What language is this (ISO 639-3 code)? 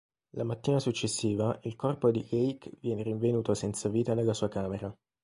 ita